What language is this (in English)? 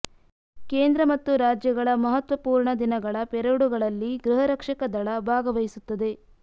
Kannada